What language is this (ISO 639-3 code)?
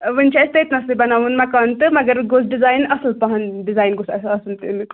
kas